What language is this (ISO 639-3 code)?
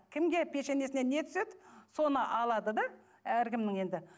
kaz